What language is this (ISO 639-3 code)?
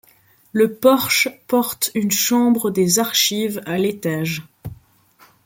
fra